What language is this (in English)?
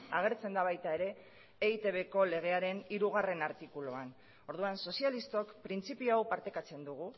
Basque